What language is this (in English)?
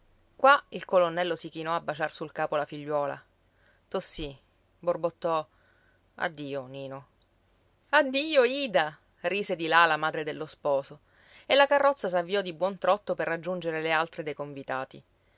Italian